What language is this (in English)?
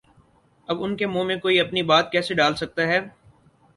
Urdu